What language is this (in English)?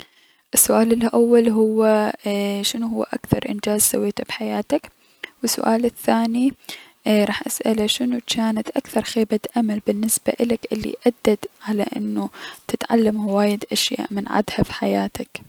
Mesopotamian Arabic